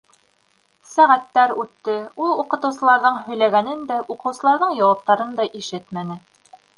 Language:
Bashkir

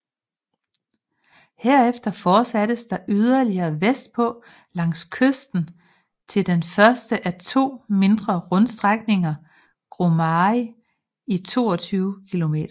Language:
Danish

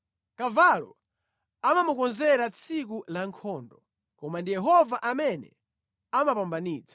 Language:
Nyanja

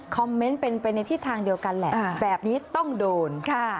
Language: Thai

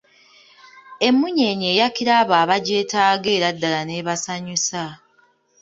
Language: Ganda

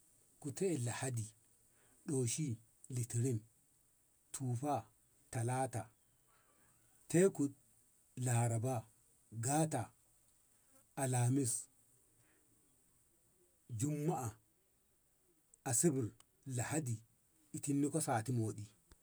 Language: Ngamo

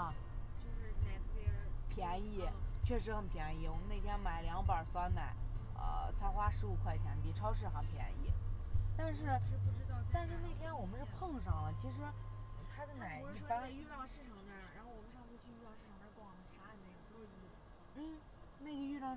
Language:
Chinese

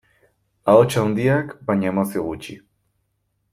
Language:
Basque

